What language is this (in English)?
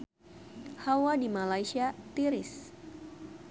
Sundanese